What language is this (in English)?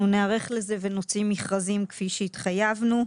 Hebrew